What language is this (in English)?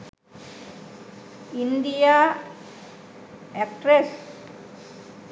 Sinhala